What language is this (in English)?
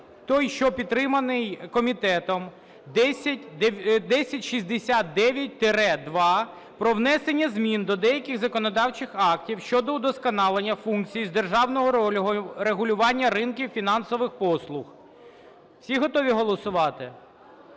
Ukrainian